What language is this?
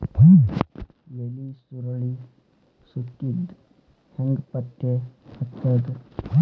Kannada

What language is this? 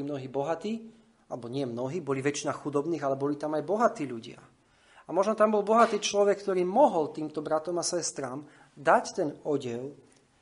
Slovak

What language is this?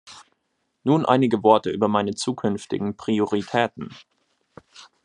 German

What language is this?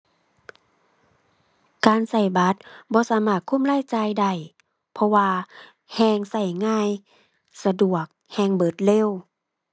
Thai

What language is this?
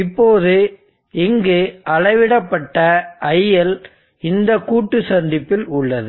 Tamil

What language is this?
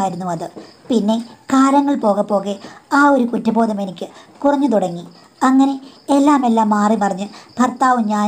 Turkish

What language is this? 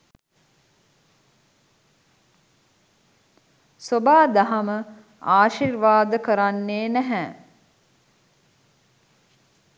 Sinhala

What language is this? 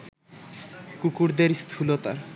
Bangla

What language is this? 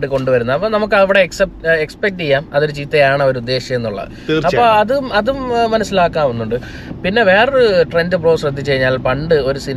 Malayalam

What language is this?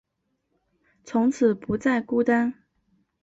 Chinese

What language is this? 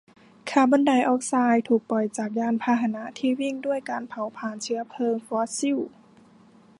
Thai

